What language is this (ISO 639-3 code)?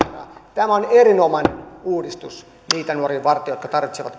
fin